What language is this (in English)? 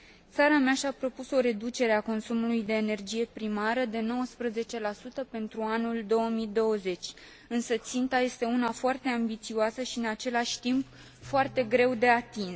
Romanian